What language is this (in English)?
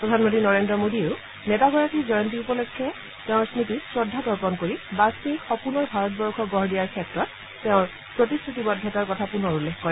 Assamese